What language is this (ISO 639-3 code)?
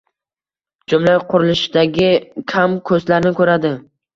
uzb